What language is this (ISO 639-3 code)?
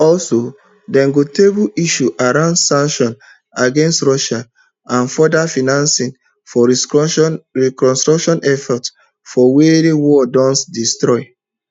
pcm